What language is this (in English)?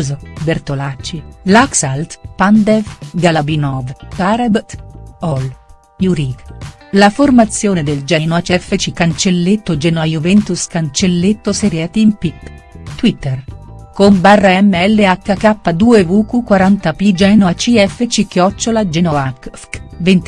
Italian